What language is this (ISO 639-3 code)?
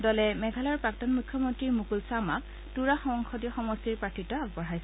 asm